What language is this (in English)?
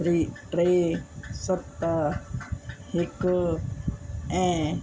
Sindhi